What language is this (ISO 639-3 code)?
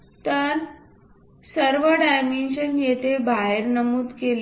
mar